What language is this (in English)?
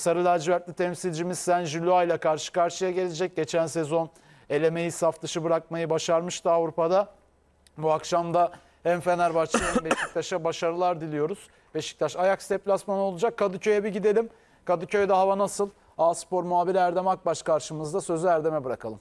Turkish